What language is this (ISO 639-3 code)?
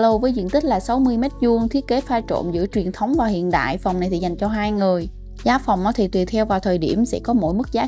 vie